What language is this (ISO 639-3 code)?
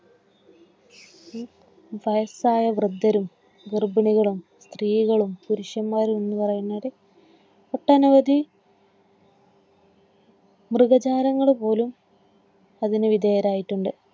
mal